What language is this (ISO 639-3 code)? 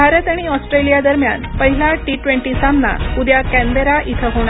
mar